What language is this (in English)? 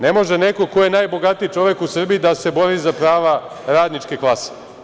Serbian